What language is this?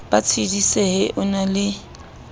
Southern Sotho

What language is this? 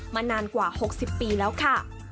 Thai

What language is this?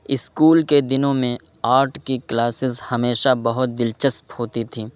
Urdu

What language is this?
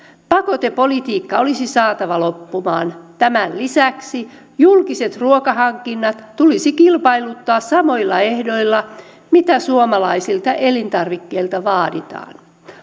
Finnish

